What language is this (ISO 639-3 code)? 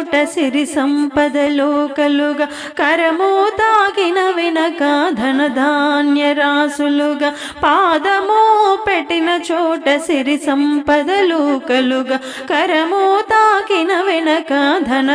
tel